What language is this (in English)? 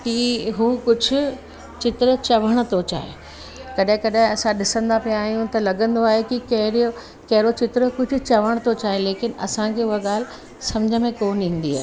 Sindhi